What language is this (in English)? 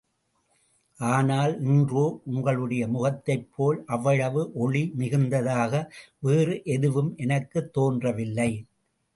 Tamil